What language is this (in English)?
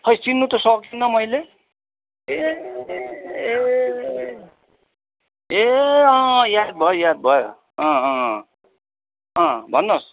Nepali